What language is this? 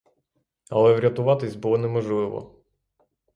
Ukrainian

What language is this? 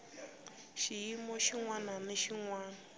Tsonga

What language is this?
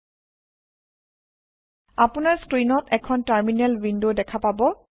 Assamese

